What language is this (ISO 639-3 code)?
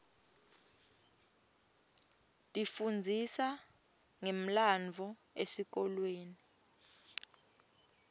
ssw